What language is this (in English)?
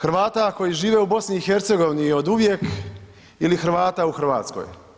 Croatian